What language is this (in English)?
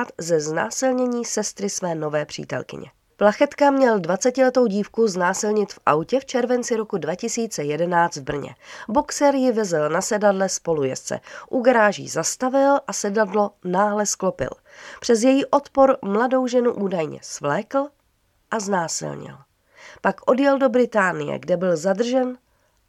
Czech